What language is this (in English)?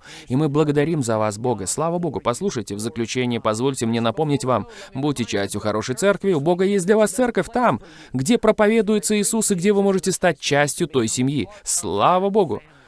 Russian